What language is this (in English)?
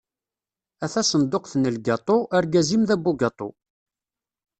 Kabyle